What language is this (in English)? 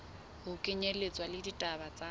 Southern Sotho